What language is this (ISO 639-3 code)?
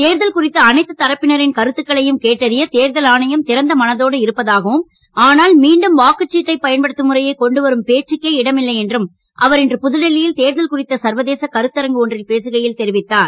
tam